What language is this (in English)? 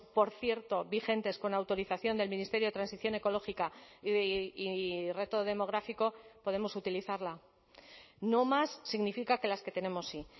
Spanish